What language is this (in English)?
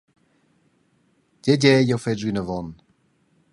Romansh